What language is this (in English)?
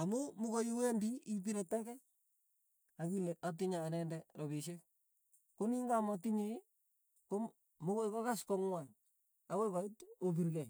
Tugen